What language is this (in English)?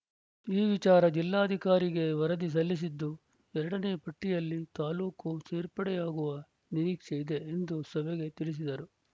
Kannada